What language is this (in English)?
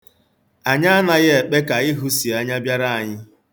Igbo